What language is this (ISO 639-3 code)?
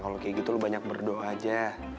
ind